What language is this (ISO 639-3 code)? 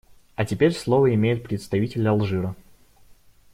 rus